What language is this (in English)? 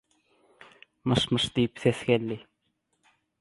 Turkmen